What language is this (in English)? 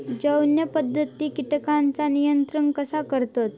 Marathi